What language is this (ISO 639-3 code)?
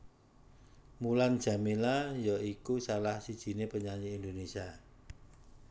jav